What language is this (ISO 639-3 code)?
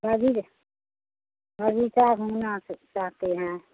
hin